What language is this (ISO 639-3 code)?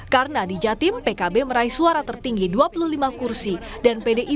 ind